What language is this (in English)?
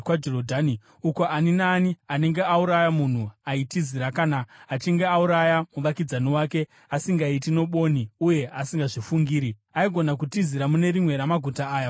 Shona